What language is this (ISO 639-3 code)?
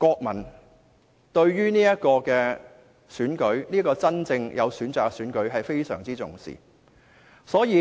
yue